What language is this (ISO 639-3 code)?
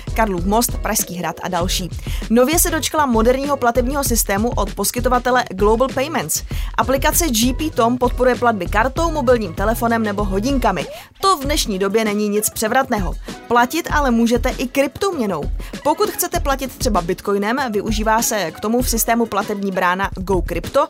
ces